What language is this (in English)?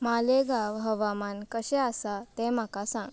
Konkani